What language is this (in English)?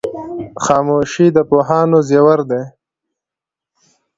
Pashto